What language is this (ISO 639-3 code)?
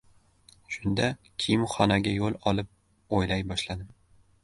uzb